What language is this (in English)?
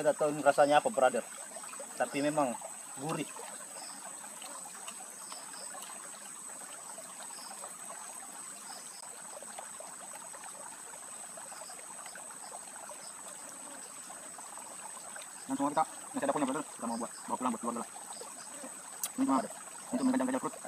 Indonesian